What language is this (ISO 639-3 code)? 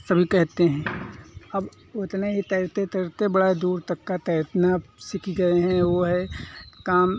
hin